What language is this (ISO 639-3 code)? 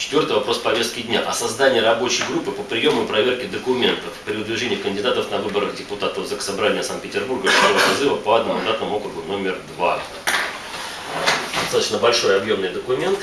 rus